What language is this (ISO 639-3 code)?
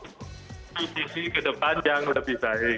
ind